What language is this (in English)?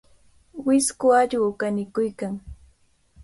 Cajatambo North Lima Quechua